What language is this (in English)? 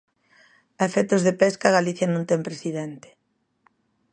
Galician